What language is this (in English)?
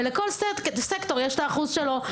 Hebrew